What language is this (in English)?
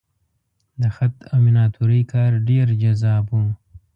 Pashto